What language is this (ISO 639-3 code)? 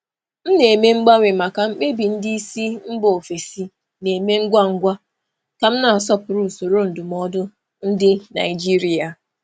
ibo